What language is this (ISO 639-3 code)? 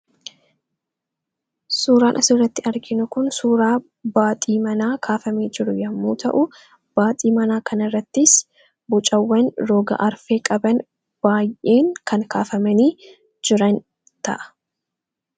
orm